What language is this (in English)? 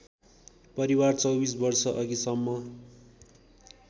Nepali